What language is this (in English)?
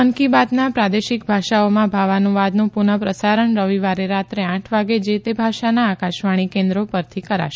Gujarati